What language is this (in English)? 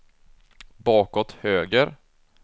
Swedish